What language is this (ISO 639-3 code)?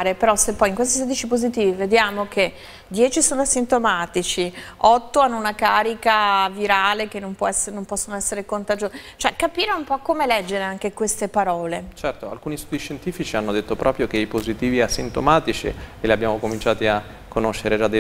ita